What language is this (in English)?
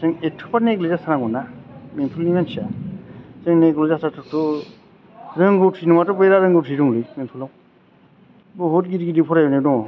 Bodo